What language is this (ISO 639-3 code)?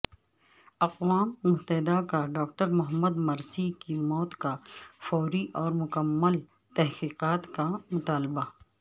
urd